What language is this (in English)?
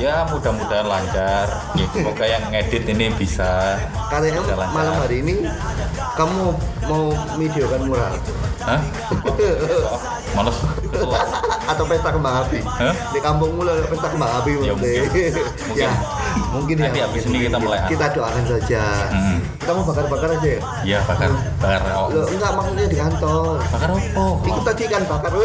Indonesian